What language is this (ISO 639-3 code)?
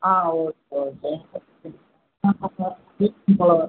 tam